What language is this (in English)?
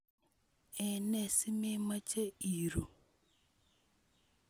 Kalenjin